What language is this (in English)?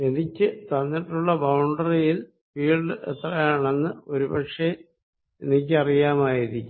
Malayalam